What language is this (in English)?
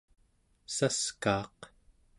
Central Yupik